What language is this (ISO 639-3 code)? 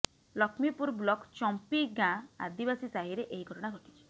ori